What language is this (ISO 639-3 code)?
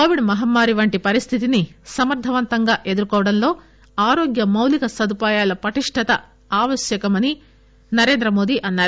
tel